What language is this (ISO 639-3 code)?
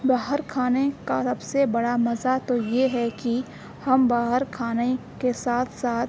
urd